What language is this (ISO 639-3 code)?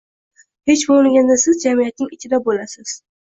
uzb